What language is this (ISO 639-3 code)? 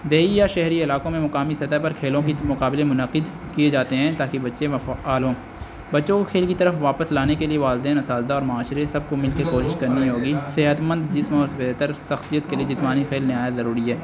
urd